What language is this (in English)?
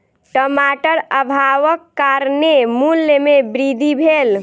Maithili